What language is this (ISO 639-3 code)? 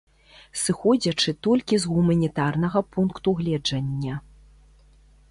bel